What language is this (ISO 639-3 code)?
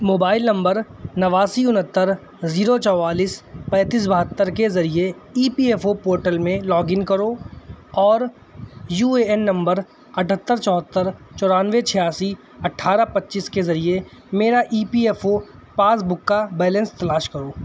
urd